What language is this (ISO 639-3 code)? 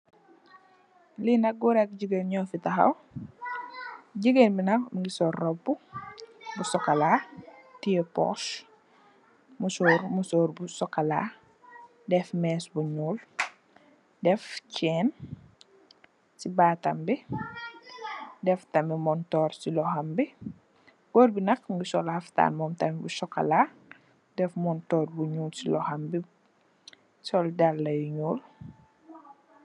wol